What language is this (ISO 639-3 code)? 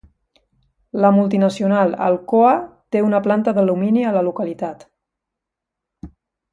cat